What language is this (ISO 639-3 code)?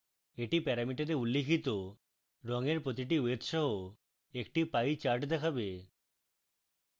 ben